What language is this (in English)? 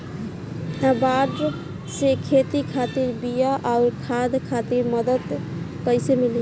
Bhojpuri